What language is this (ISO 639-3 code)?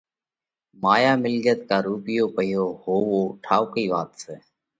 kvx